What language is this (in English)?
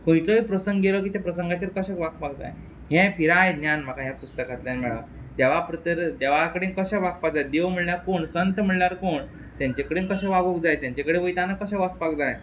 Konkani